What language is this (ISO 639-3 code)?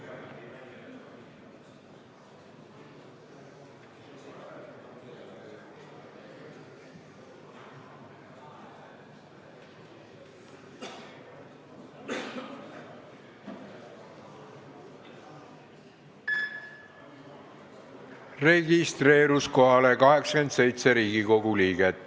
est